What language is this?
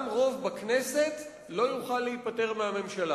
Hebrew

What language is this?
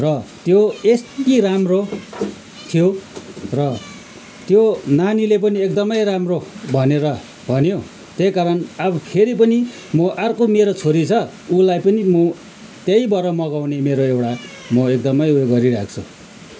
Nepali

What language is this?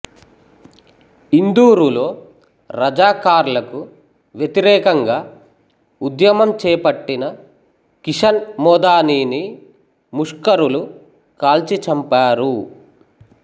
Telugu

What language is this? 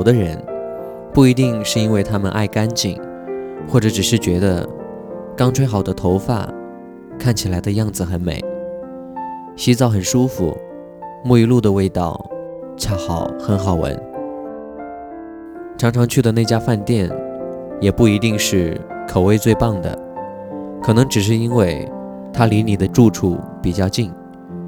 Chinese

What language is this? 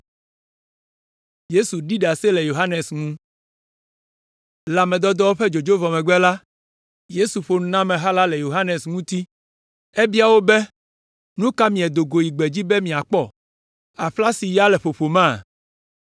Ewe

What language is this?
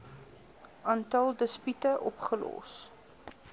Afrikaans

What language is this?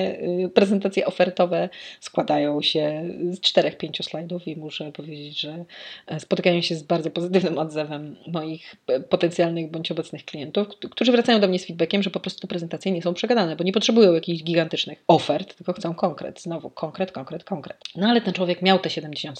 Polish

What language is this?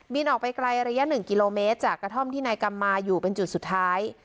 Thai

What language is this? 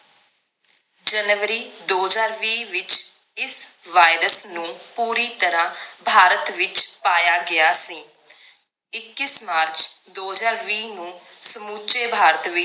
Punjabi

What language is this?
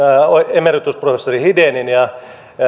Finnish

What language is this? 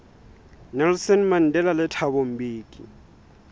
Southern Sotho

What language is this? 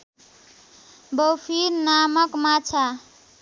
Nepali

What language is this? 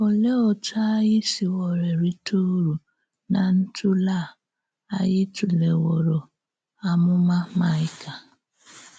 Igbo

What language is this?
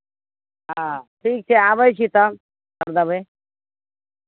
Maithili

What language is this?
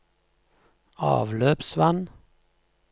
Norwegian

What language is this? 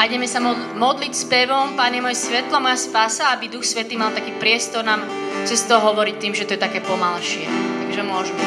Slovak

